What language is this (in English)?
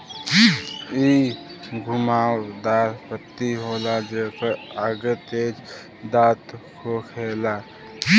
Bhojpuri